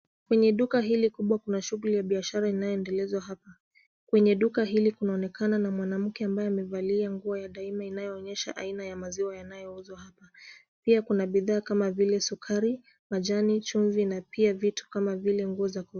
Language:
Swahili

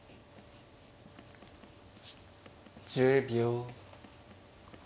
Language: Japanese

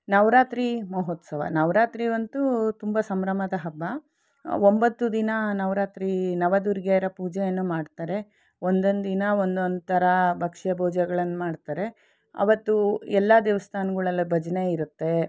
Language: Kannada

